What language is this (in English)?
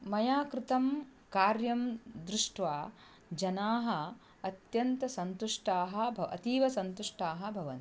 Sanskrit